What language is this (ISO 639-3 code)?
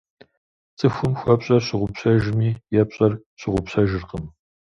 kbd